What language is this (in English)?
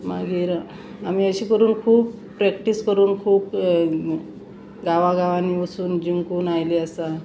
Konkani